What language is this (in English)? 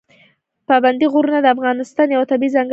Pashto